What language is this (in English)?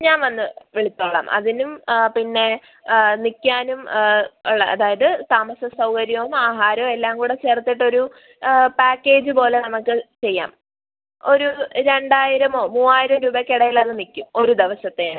Malayalam